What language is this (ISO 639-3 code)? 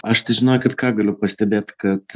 lit